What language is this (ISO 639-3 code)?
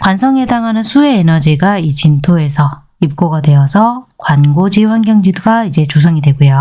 kor